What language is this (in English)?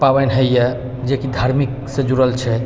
Maithili